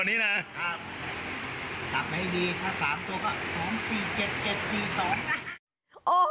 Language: Thai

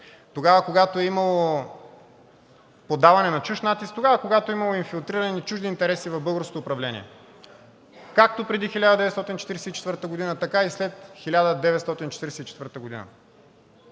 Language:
Bulgarian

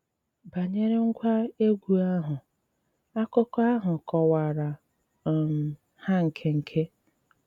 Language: Igbo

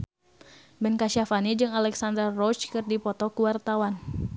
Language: Sundanese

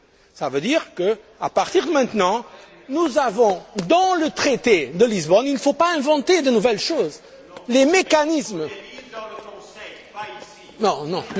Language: French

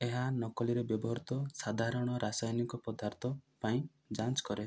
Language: Odia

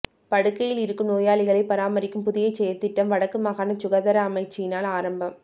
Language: Tamil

